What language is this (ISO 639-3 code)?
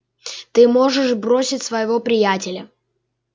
rus